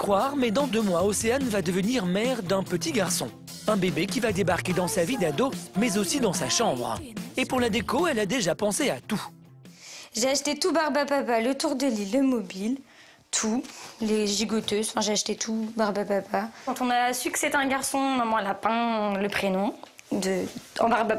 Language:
French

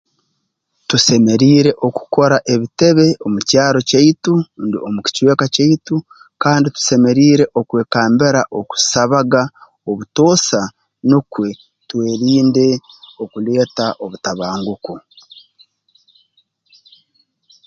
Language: Tooro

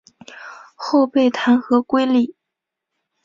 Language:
Chinese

